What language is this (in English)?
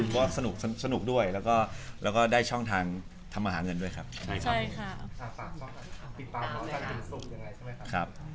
Thai